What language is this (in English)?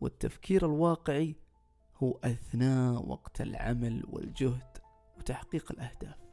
Arabic